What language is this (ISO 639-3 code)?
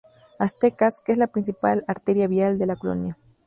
spa